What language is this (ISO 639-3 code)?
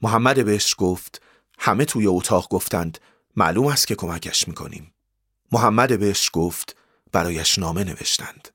fas